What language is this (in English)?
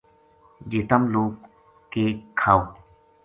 Gujari